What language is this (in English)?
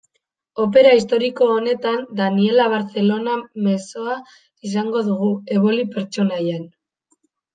Basque